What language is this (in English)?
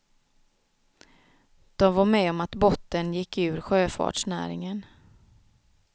Swedish